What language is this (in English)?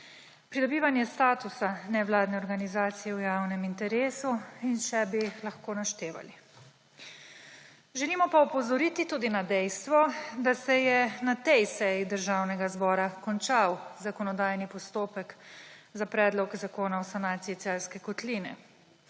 Slovenian